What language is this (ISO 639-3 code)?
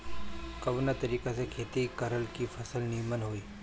bho